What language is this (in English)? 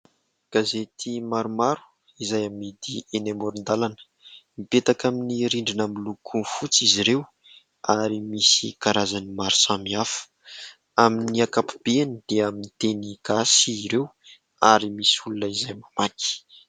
Malagasy